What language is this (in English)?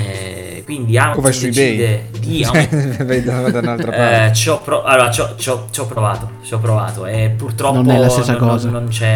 Italian